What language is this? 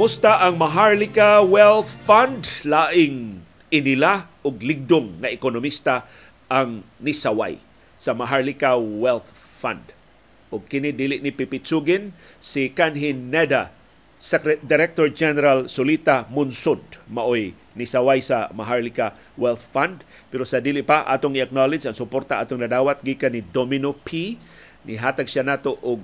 Filipino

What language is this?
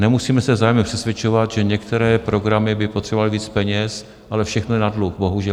Czech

